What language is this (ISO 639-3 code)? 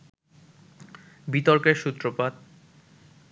ben